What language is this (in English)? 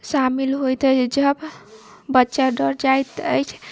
Maithili